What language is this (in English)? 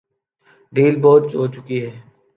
Urdu